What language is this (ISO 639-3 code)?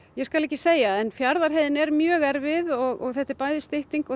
isl